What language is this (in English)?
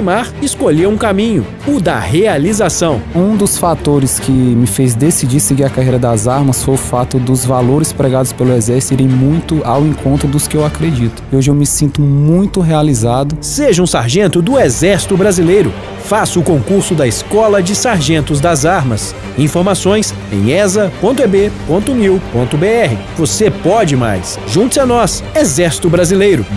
Portuguese